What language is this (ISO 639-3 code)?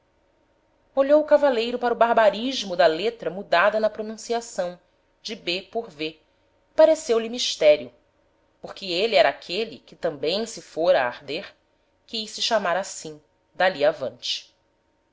por